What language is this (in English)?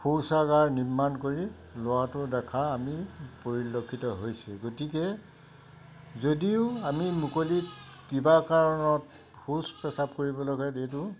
Assamese